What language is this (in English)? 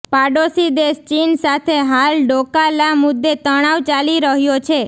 Gujarati